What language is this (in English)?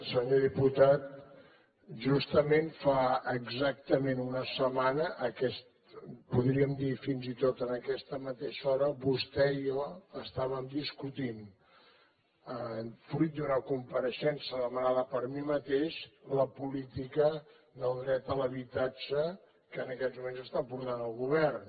Catalan